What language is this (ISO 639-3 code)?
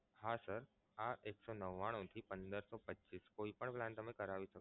guj